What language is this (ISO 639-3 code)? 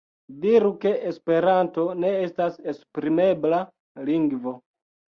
epo